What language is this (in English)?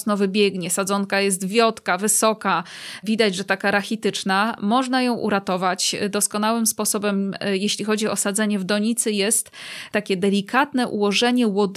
Polish